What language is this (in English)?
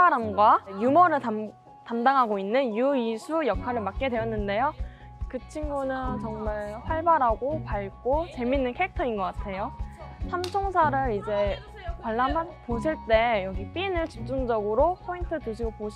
Korean